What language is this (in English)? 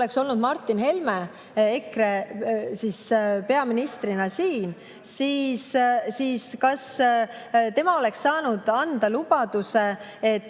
Estonian